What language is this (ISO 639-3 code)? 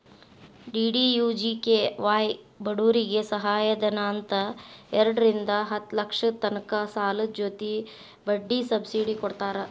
kan